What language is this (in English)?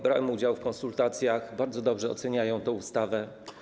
Polish